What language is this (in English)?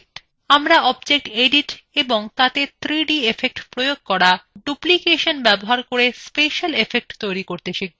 Bangla